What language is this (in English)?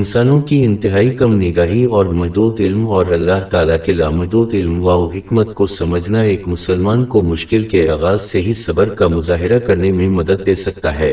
Urdu